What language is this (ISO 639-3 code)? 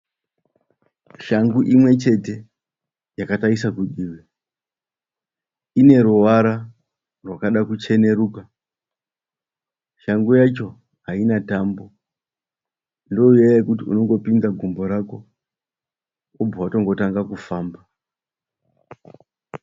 sna